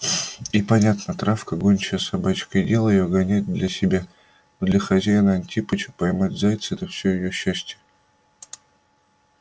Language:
Russian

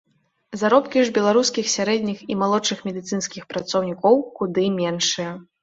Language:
Belarusian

